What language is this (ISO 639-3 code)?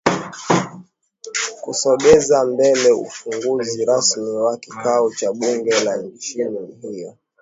swa